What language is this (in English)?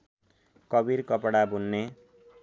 Nepali